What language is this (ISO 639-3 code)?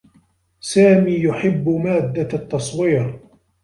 ara